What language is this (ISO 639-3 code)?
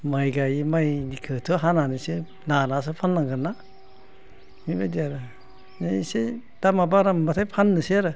brx